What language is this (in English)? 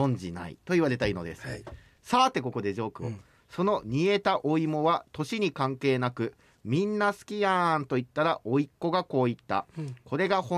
Japanese